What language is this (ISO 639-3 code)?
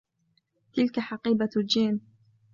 ara